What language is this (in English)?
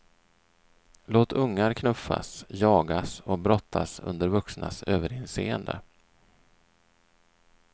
Swedish